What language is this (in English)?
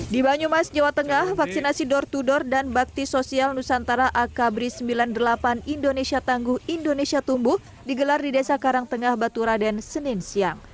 Indonesian